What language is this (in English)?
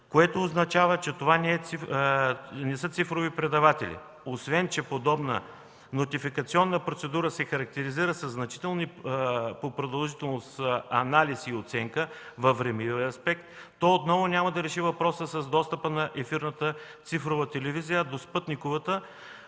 Bulgarian